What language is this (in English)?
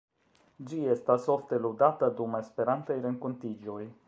Esperanto